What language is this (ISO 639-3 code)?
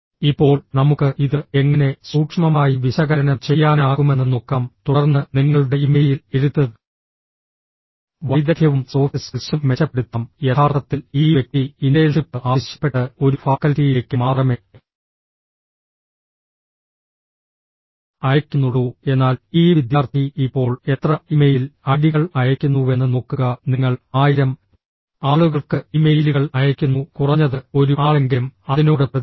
mal